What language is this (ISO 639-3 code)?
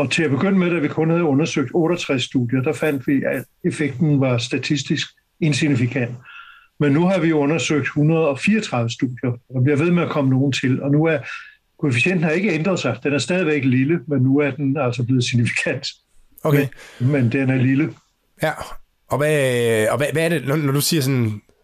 dan